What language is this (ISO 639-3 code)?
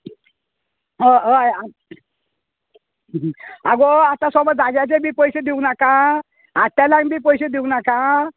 kok